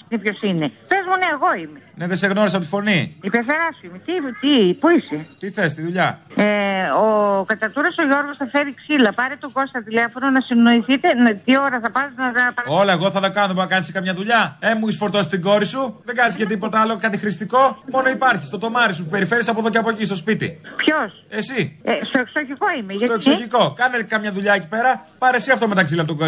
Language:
Greek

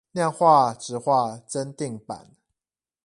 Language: Chinese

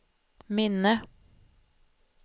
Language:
Swedish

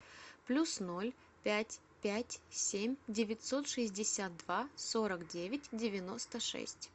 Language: Russian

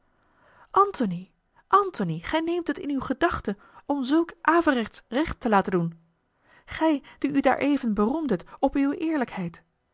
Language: Dutch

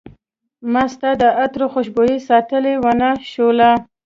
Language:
Pashto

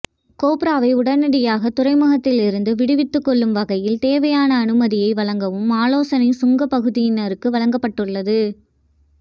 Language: Tamil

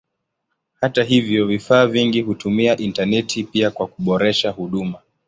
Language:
Swahili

